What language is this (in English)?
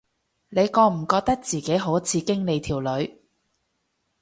Cantonese